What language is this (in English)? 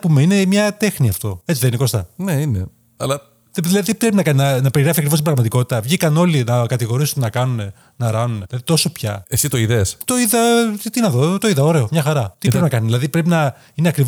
Greek